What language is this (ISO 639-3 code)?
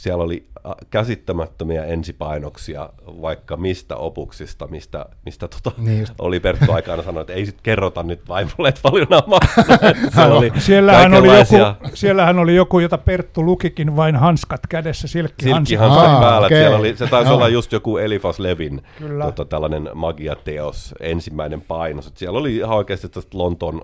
fin